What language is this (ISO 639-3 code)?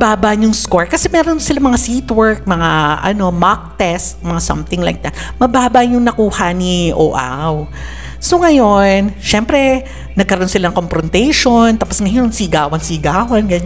fil